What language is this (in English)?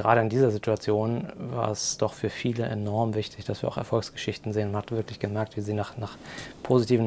German